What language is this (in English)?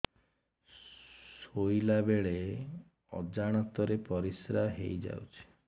Odia